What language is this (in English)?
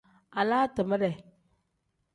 Tem